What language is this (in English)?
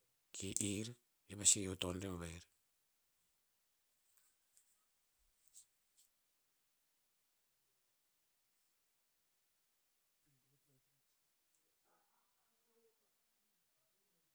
Tinputz